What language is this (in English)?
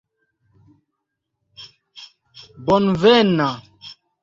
Esperanto